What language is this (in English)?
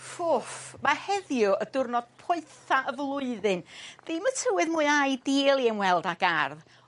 Welsh